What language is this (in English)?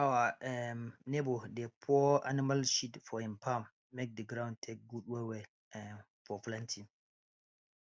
Nigerian Pidgin